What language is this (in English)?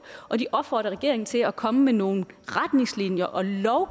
Danish